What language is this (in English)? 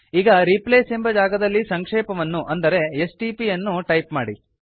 Kannada